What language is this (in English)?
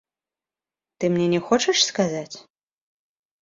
Belarusian